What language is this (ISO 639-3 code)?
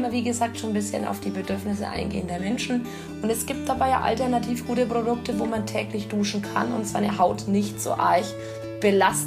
deu